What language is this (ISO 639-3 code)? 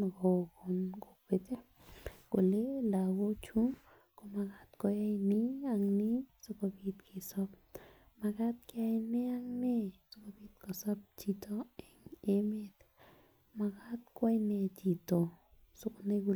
kln